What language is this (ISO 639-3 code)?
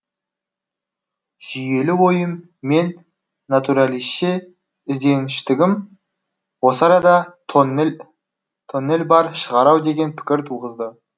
kaz